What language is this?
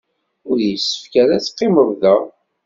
Kabyle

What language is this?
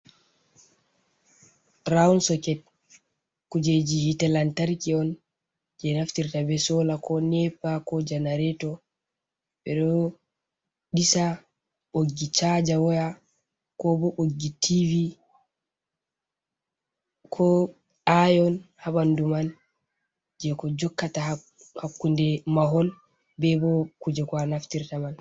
Fula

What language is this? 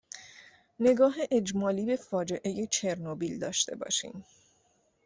Persian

